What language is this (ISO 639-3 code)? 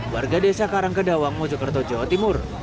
ind